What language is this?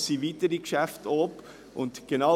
Swiss German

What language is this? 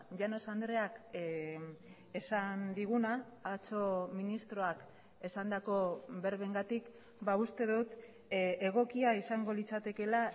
Basque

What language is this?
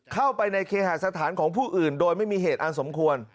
Thai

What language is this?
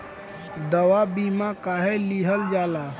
Bhojpuri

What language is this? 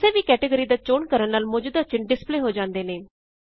Punjabi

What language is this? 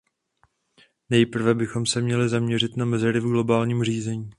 Czech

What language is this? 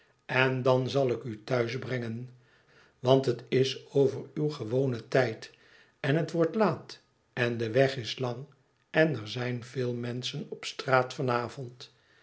Dutch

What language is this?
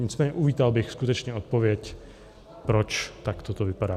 Czech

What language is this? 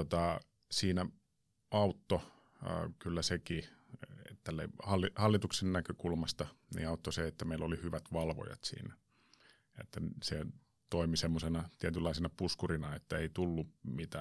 Finnish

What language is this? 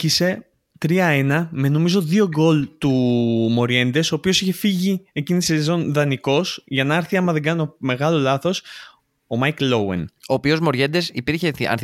Greek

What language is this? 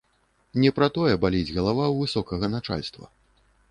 Belarusian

